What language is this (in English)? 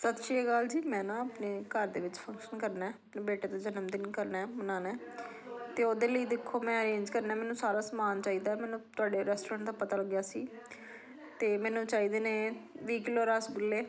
Punjabi